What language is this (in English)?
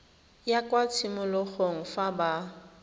Tswana